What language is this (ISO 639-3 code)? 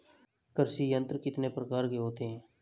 hin